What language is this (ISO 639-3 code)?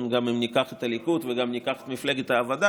heb